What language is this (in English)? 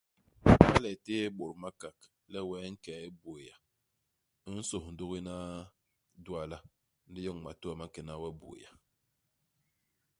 Basaa